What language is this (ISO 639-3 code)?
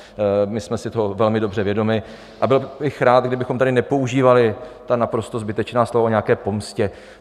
ces